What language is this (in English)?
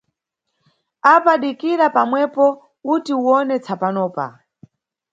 Nyungwe